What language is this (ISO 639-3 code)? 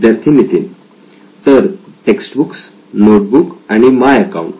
mar